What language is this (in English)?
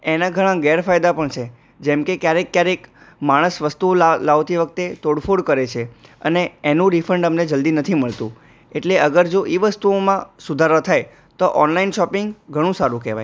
Gujarati